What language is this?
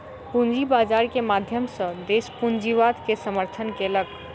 Maithili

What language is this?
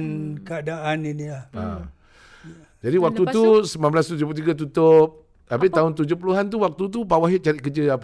Malay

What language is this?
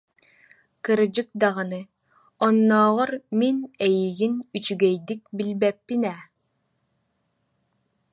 Yakut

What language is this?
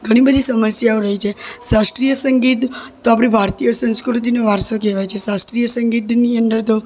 Gujarati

